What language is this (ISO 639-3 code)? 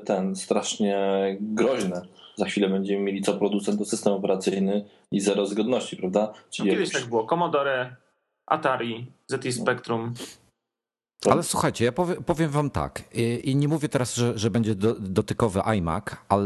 pol